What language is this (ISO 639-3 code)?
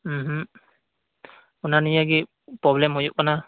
sat